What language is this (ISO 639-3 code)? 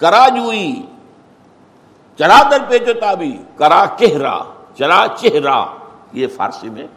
urd